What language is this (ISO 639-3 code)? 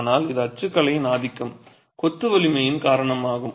tam